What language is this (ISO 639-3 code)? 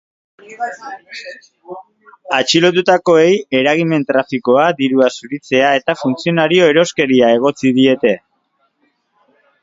eus